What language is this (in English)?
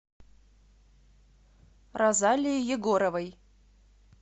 Russian